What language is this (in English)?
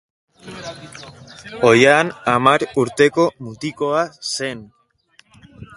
Basque